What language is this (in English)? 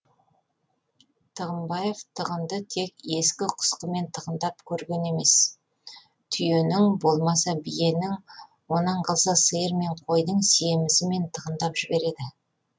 Kazakh